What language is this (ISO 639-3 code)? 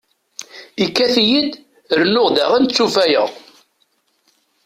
kab